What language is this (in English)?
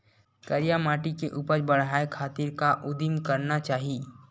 Chhattisgarhi